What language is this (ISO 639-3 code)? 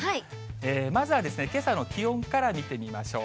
jpn